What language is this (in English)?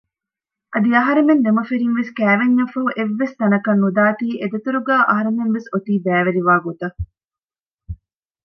Divehi